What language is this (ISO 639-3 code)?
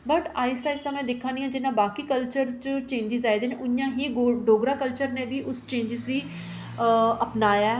doi